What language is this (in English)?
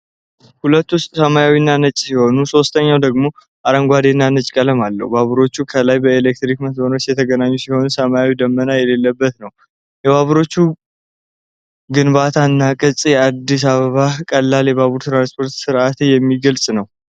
Amharic